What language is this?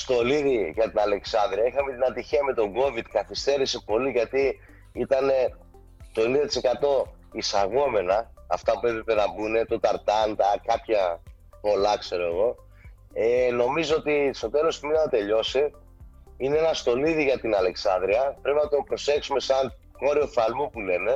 Greek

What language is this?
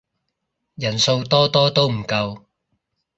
Cantonese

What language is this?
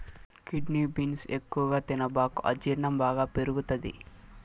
Telugu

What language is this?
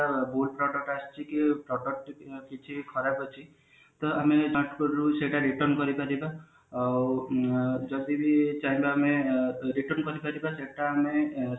Odia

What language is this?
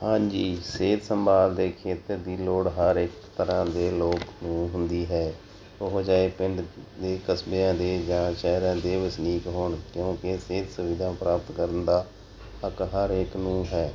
Punjabi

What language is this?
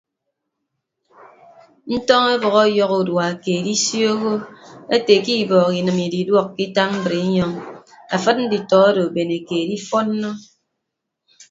Ibibio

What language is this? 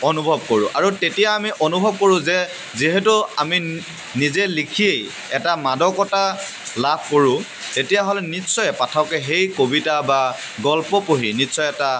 Assamese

